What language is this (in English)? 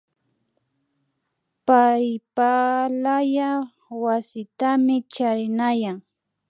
Imbabura Highland Quichua